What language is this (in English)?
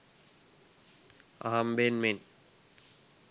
Sinhala